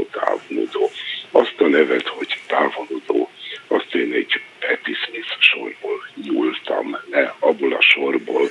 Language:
Hungarian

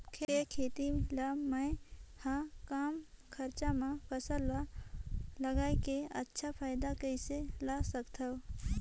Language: Chhattisgarhi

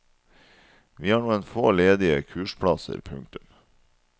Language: Norwegian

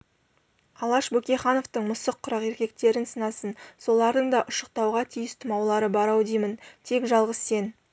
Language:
Kazakh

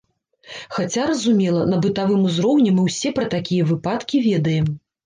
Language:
Belarusian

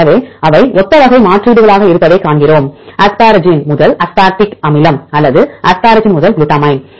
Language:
Tamil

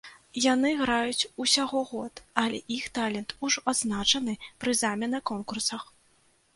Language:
Belarusian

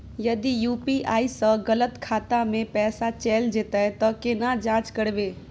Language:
Maithili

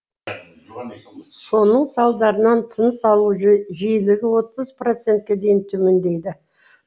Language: Kazakh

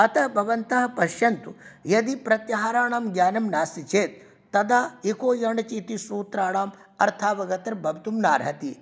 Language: Sanskrit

